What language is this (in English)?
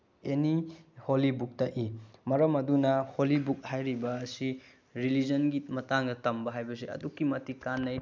Manipuri